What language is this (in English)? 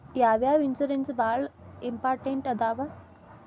Kannada